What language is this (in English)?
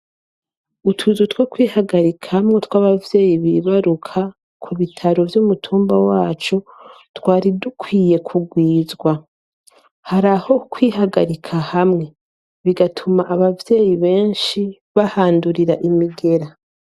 Rundi